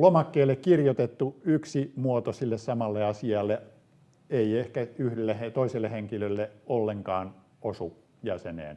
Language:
Finnish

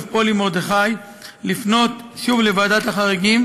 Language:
Hebrew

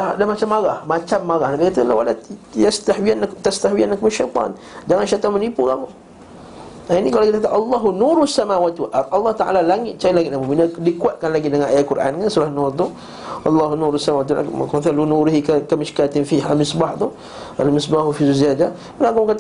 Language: Malay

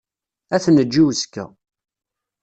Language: Kabyle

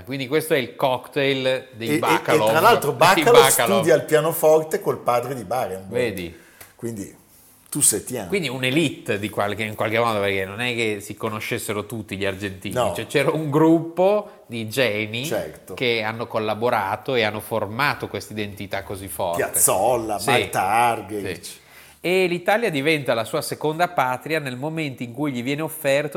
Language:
Italian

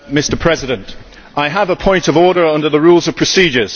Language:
English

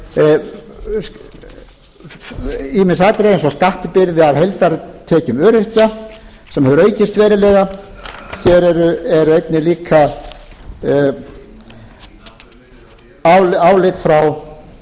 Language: Icelandic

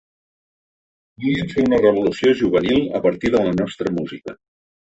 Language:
Catalan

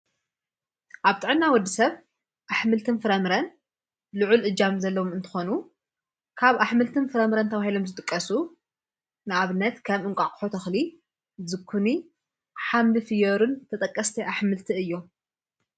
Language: Tigrinya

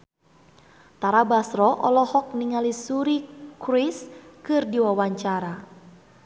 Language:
Sundanese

